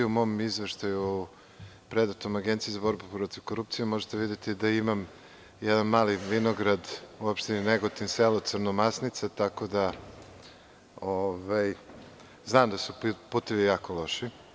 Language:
Serbian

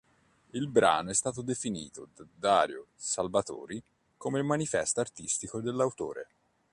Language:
Italian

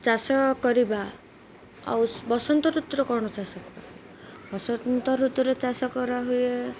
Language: Odia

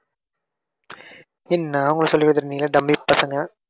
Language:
Tamil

